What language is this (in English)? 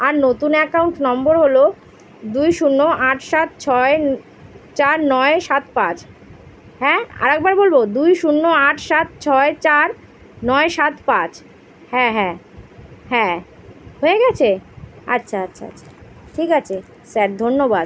Bangla